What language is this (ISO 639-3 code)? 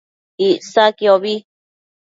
mcf